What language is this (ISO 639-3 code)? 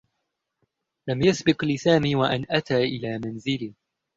ara